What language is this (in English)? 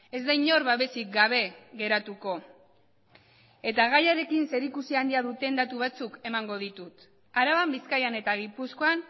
Basque